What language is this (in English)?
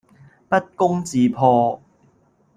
Cantonese